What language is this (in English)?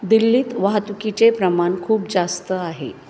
Marathi